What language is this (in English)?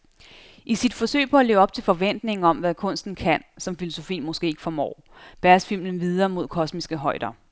Danish